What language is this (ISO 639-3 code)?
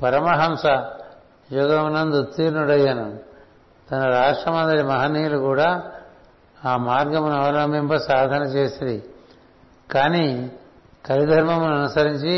tel